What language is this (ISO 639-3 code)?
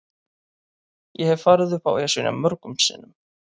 isl